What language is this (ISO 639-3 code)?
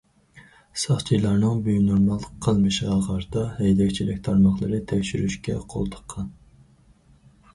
uig